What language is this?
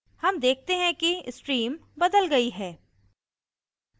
Hindi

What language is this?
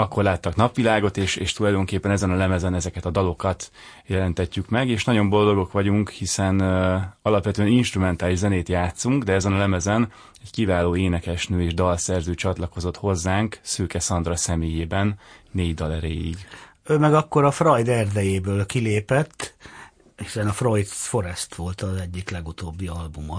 Hungarian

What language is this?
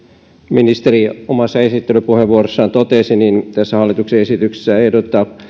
Finnish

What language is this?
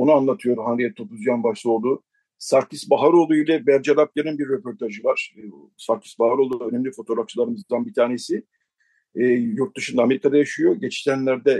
Turkish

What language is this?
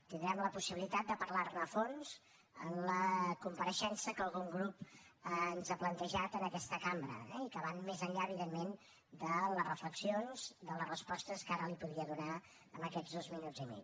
Catalan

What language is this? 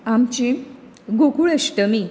Konkani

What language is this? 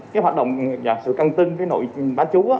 Vietnamese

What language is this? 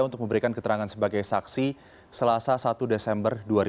Indonesian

